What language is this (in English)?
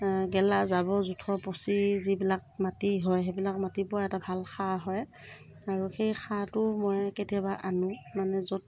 Assamese